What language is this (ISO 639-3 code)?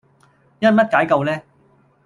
yue